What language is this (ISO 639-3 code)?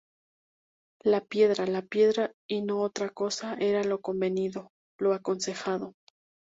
spa